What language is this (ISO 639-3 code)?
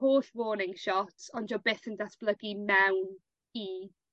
cym